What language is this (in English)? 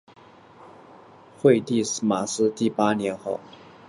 Chinese